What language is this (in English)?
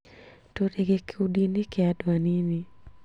Kikuyu